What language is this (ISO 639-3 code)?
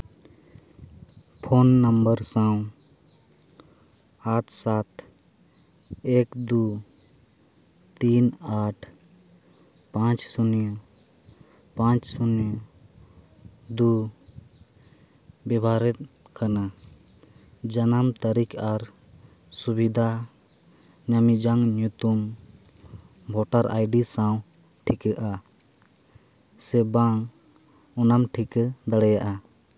sat